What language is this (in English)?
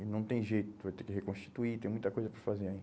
Portuguese